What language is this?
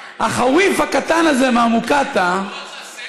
Hebrew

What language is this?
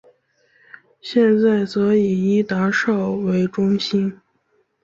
Chinese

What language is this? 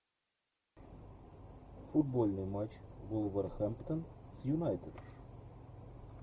Russian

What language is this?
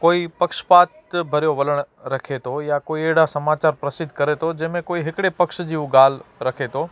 Sindhi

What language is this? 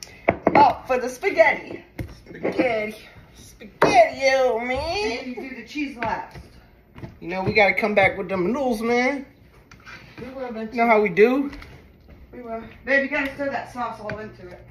English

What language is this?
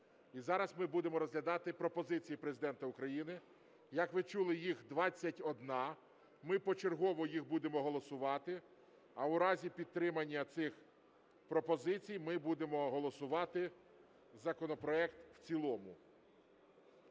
Ukrainian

